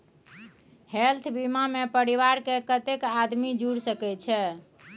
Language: Maithili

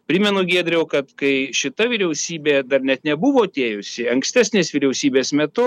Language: Lithuanian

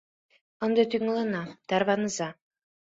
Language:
Mari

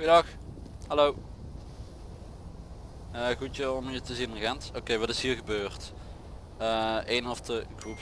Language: Dutch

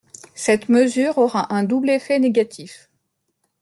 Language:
French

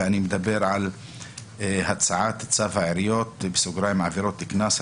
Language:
Hebrew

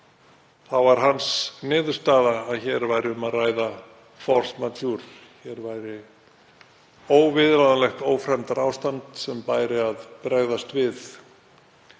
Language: Icelandic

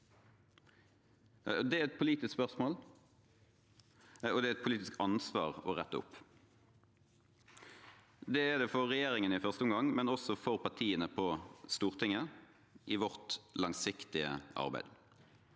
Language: Norwegian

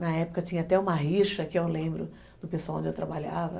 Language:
Portuguese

